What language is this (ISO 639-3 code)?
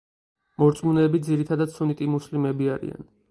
kat